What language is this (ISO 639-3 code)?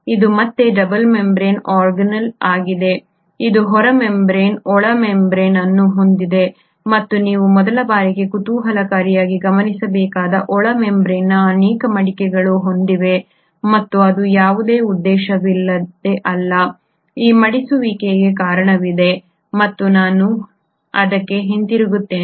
kan